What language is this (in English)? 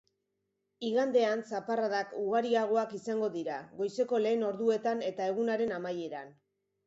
Basque